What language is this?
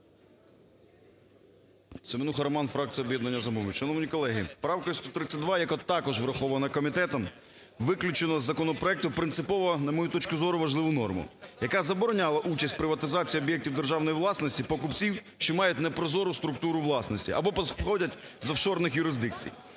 Ukrainian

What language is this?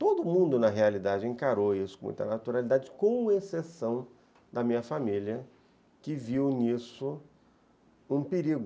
Portuguese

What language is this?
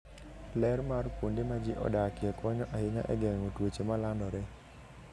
Luo (Kenya and Tanzania)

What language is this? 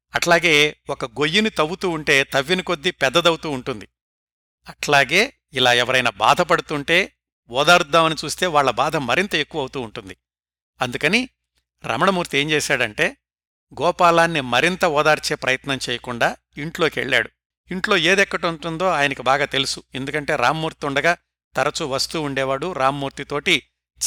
Telugu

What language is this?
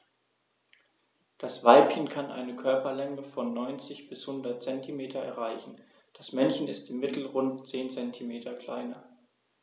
German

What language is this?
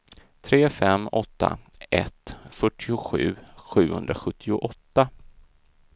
Swedish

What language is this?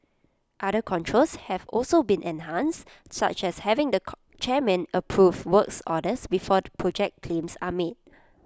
English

